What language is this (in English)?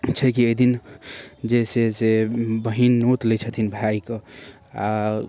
Maithili